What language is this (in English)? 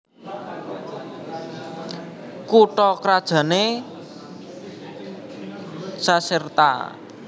Javanese